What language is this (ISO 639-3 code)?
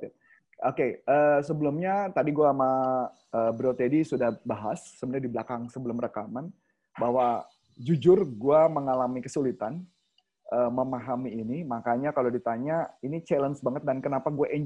ind